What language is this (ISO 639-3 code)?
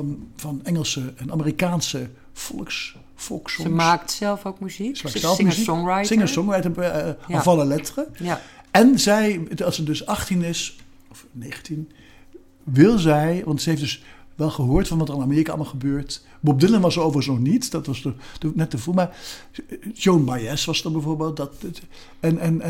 nld